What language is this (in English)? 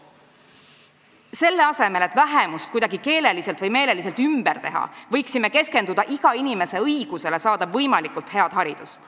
Estonian